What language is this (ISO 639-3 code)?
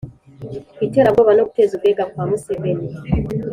kin